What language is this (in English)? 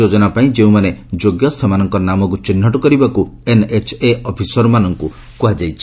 Odia